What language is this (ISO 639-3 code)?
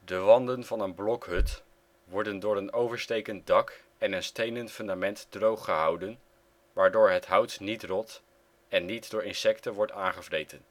nld